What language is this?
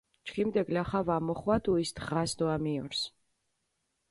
Mingrelian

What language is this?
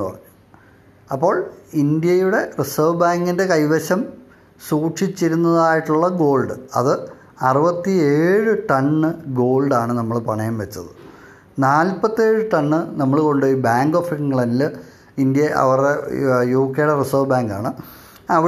Malayalam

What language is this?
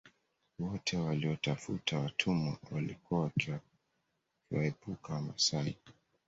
Swahili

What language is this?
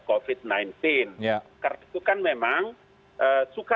Indonesian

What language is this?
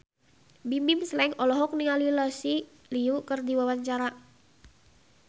Sundanese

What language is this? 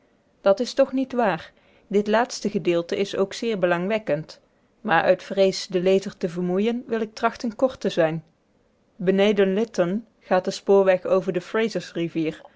Dutch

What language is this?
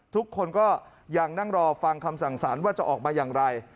Thai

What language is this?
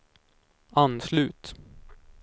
Swedish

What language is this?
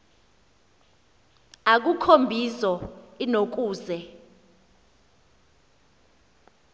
Xhosa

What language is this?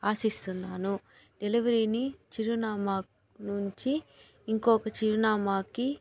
Telugu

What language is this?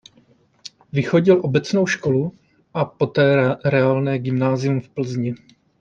Czech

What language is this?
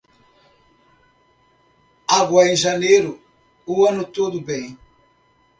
Portuguese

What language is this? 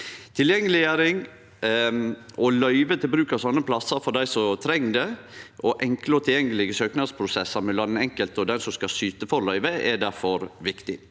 Norwegian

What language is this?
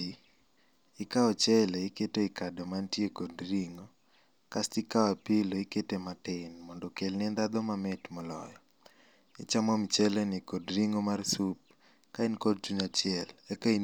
Luo (Kenya and Tanzania)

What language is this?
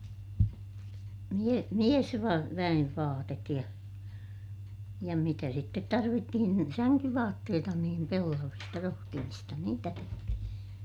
Finnish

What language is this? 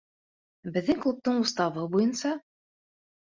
Bashkir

